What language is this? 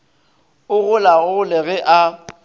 Northern Sotho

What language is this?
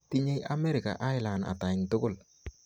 Kalenjin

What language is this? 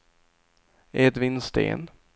Swedish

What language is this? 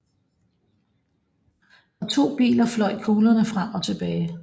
Danish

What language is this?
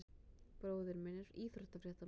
Icelandic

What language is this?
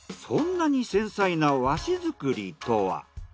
Japanese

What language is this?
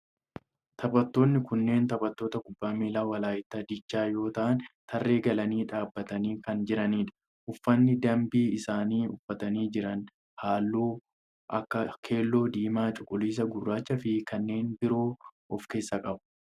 Oromo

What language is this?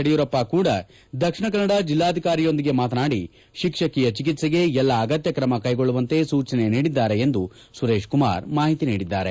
Kannada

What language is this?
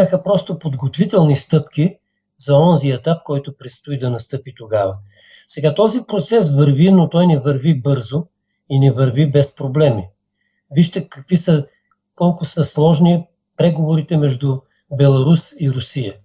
Bulgarian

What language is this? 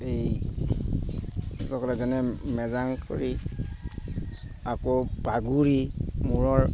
Assamese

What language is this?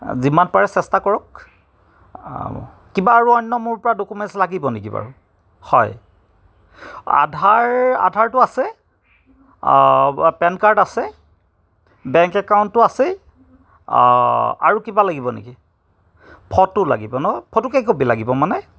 Assamese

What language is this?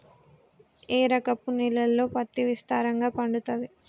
Telugu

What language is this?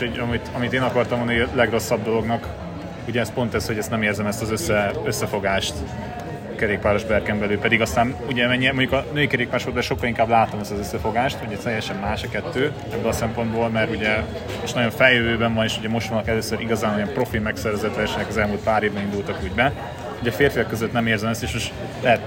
Hungarian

